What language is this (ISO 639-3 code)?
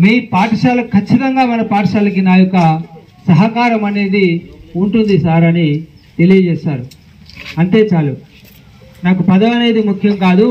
tel